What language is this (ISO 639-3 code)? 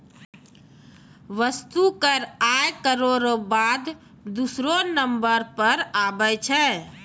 mai